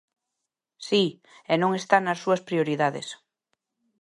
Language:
Galician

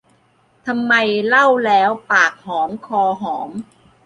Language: Thai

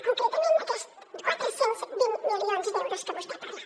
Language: Catalan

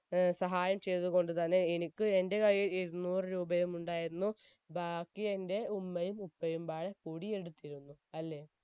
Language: Malayalam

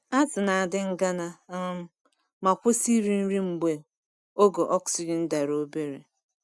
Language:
Igbo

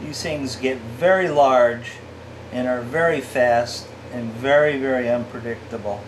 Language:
English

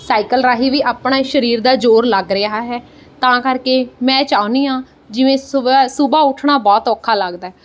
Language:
Punjabi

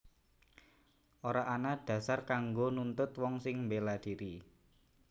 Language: Javanese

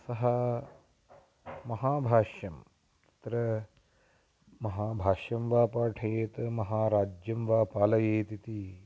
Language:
Sanskrit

